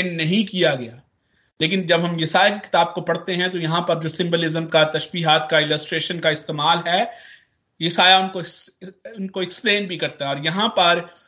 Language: Hindi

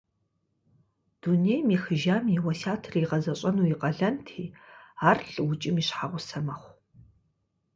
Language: Kabardian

